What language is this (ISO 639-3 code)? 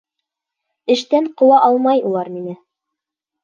bak